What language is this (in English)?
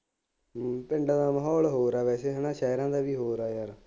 Punjabi